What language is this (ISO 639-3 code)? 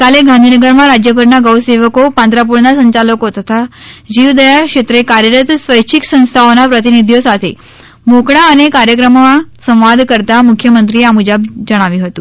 guj